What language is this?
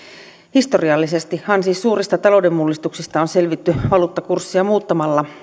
Finnish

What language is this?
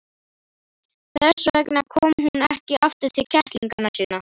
Icelandic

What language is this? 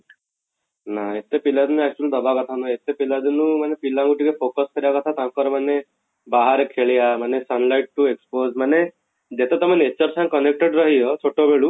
Odia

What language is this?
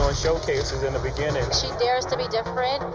English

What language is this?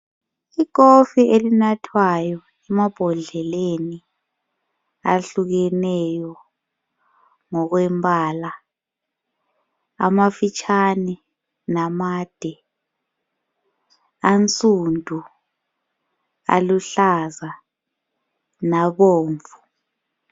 North Ndebele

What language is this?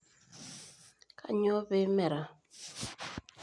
Masai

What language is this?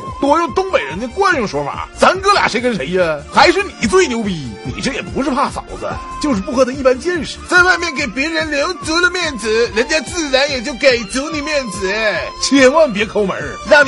Chinese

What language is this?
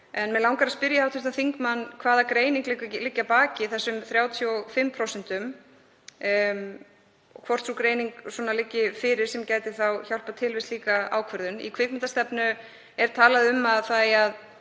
Icelandic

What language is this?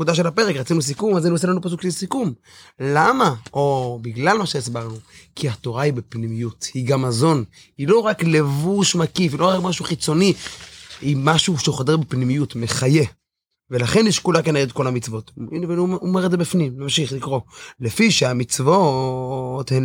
Hebrew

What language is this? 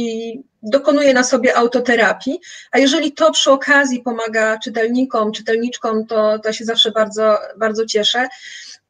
Polish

